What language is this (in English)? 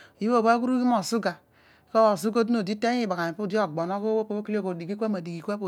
Odual